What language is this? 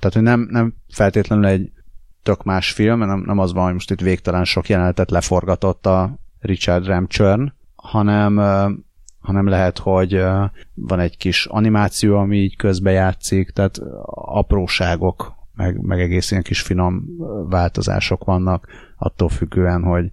Hungarian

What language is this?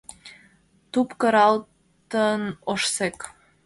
Mari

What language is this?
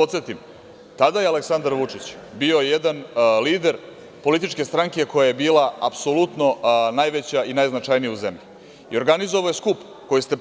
Serbian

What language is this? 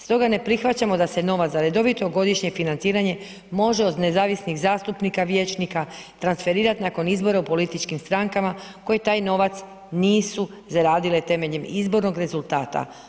Croatian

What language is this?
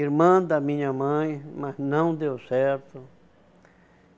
Portuguese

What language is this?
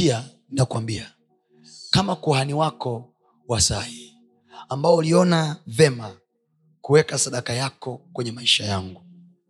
Swahili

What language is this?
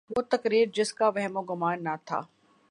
Urdu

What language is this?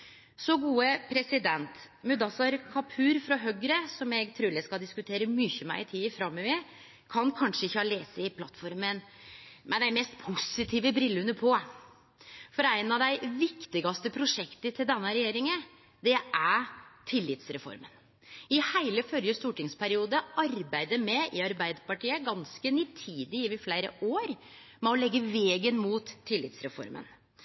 Norwegian Nynorsk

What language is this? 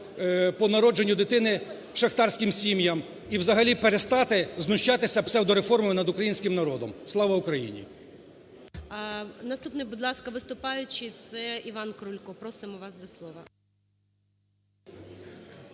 Ukrainian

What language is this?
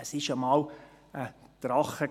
Swiss German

